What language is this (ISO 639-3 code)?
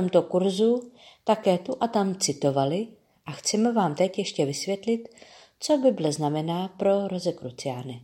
ces